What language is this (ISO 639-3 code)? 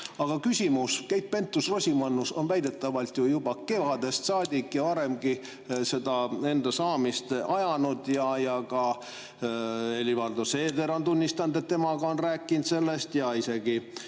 est